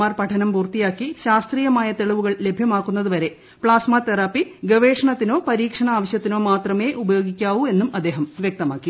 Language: Malayalam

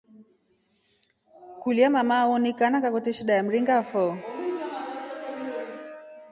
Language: Rombo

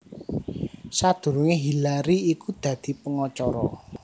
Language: Javanese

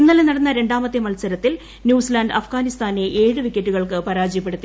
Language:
Malayalam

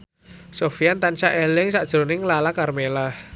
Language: Javanese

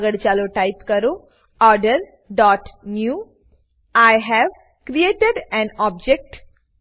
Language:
Gujarati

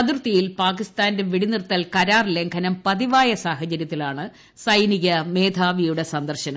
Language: Malayalam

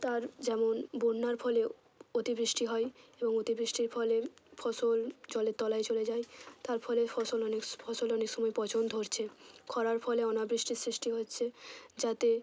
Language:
Bangla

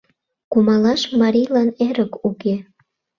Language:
Mari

